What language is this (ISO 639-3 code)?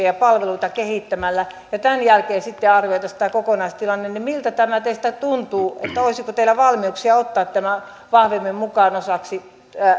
fin